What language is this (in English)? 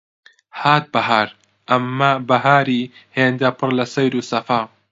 Central Kurdish